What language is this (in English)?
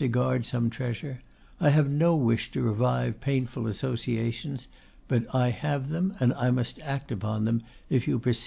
English